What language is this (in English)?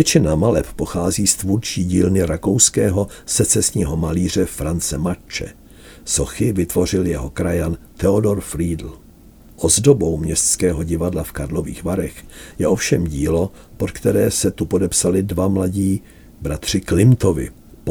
Czech